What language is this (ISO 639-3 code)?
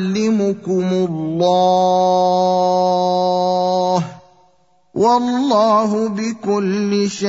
ara